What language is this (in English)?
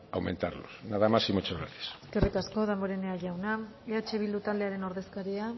Basque